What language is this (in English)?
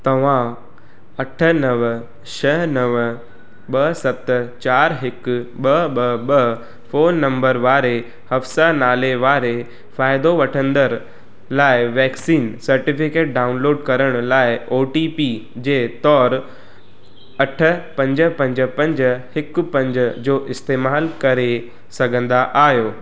Sindhi